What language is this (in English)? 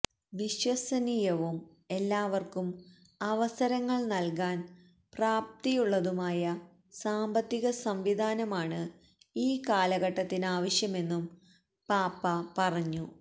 Malayalam